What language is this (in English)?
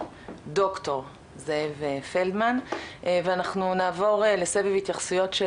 Hebrew